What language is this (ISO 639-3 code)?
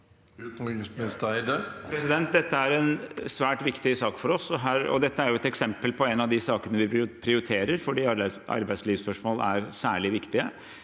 nor